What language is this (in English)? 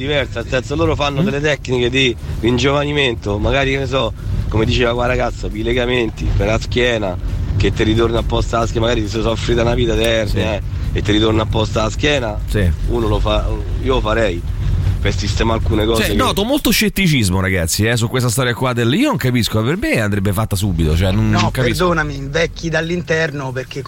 Italian